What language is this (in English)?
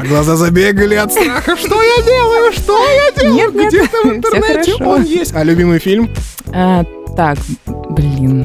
Russian